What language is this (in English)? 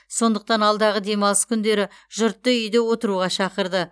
Kazakh